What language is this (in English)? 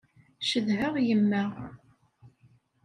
Kabyle